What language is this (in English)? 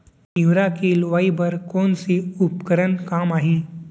Chhattisgarhi